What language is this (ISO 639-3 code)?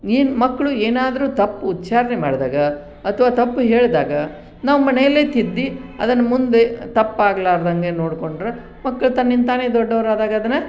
kan